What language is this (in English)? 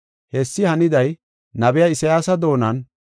Gofa